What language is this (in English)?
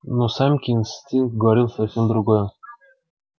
Russian